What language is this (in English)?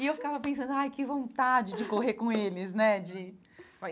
Portuguese